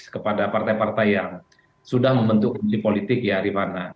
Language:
Indonesian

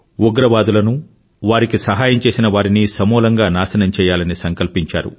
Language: Telugu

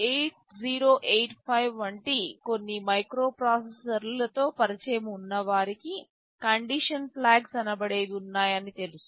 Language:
Telugu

